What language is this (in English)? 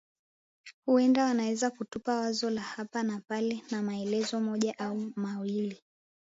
Swahili